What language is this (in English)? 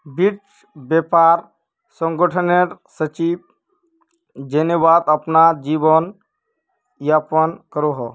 Magahi